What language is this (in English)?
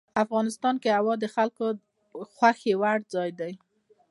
Pashto